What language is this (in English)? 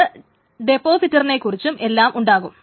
Malayalam